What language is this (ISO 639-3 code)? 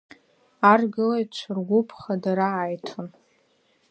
abk